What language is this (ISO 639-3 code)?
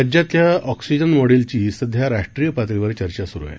mar